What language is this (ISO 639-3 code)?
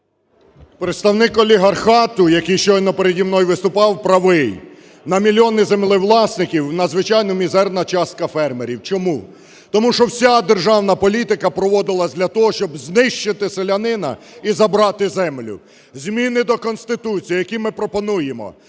ukr